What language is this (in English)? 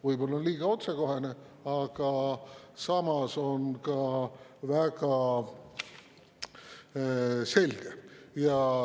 Estonian